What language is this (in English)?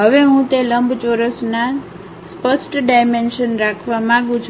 Gujarati